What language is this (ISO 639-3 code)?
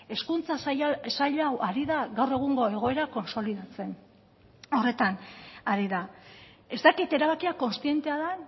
eus